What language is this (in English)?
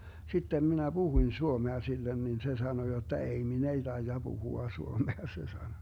Finnish